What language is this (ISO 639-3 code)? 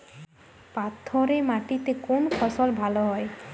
ben